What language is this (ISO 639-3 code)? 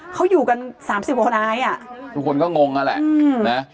tha